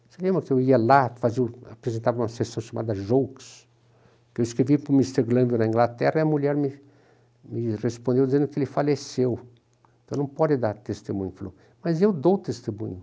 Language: Portuguese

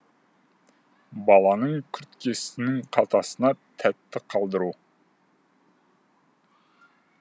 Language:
Kazakh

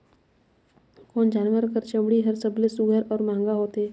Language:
Chhattisgarhi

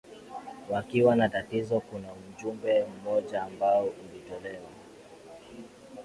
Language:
Swahili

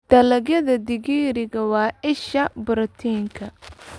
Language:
Somali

